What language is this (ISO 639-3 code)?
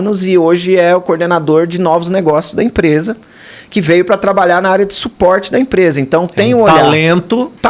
por